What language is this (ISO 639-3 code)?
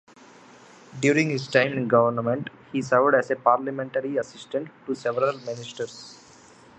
eng